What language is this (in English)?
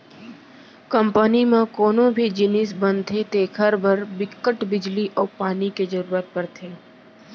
Chhattisgarhi